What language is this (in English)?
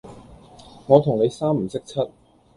Cantonese